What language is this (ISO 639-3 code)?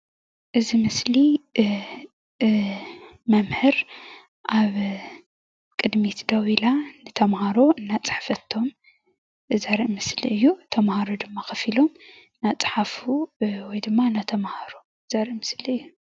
tir